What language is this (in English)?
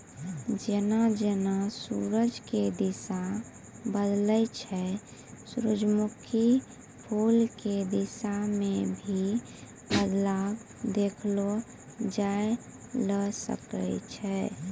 Maithili